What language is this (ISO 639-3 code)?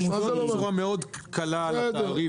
heb